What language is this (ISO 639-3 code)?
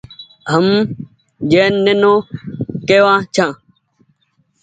gig